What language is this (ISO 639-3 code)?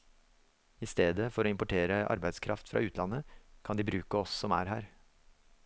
nor